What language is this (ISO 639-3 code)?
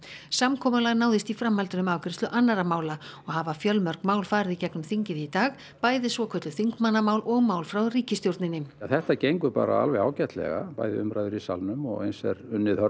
isl